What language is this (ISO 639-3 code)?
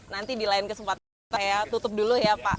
ind